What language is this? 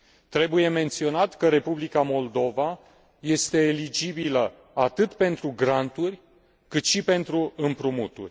Romanian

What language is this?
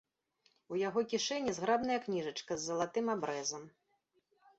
Belarusian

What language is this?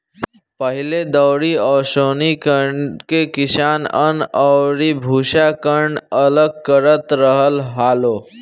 Bhojpuri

